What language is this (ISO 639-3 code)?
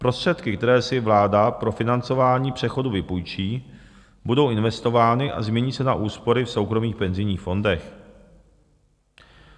ces